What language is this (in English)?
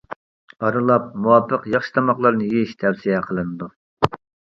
Uyghur